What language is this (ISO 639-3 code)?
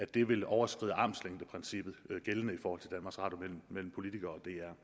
dan